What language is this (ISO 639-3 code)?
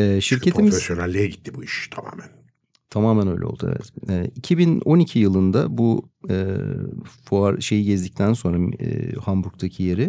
tur